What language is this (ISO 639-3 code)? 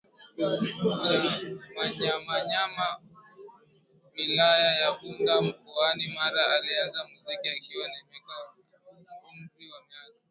swa